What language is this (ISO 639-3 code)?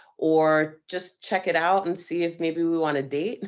eng